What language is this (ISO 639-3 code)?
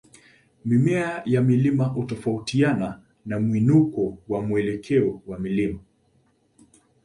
swa